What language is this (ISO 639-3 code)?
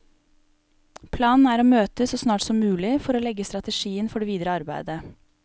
nor